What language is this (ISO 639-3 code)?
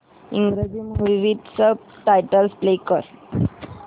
mar